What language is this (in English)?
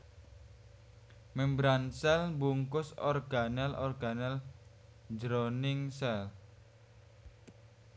Javanese